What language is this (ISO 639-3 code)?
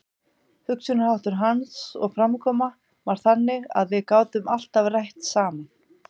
isl